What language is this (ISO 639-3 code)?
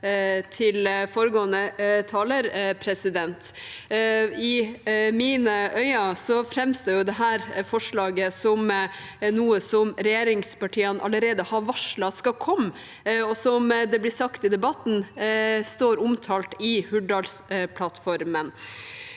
nor